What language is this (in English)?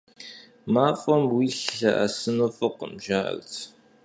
Kabardian